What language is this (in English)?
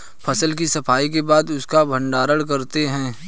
Hindi